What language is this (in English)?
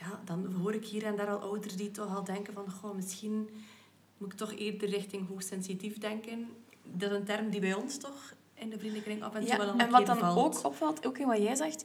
Dutch